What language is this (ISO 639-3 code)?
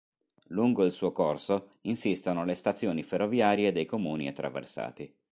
ita